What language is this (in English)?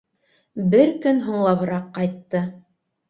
Bashkir